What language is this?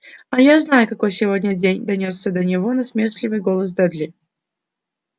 Russian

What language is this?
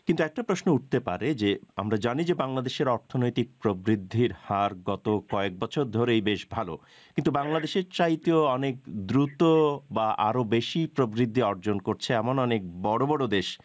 Bangla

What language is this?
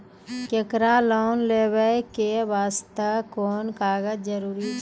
Maithili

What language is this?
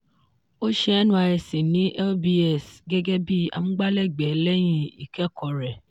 Yoruba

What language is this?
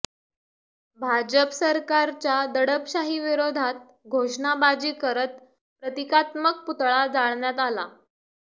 Marathi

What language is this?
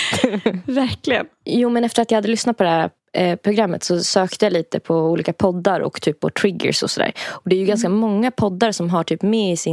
Swedish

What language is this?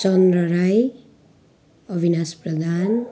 Nepali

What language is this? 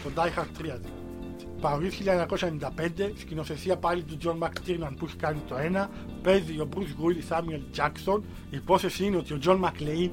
Greek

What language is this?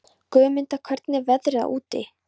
Icelandic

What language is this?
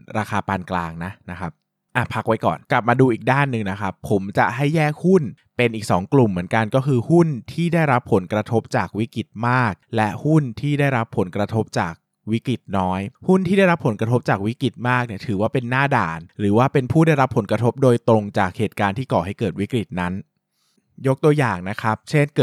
Thai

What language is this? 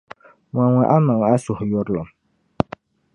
Dagbani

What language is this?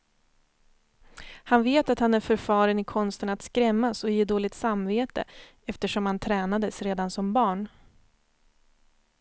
Swedish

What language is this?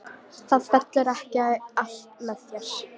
Icelandic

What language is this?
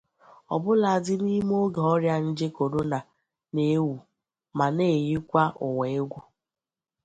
Igbo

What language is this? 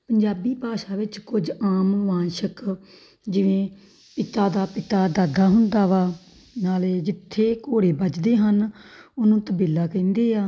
Punjabi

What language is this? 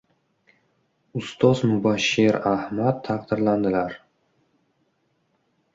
Uzbek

